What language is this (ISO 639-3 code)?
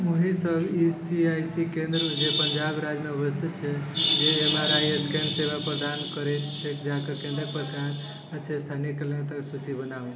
mai